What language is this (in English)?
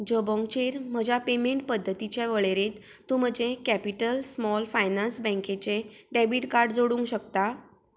Konkani